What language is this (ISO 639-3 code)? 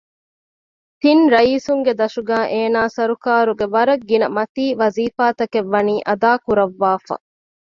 div